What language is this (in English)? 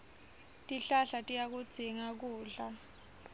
Swati